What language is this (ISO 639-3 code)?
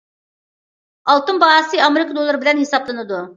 uig